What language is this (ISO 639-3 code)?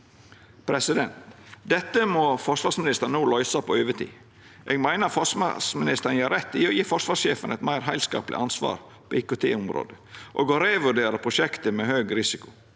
nor